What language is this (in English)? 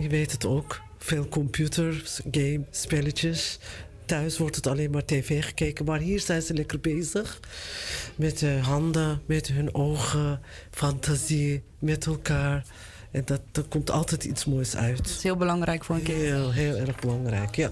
Dutch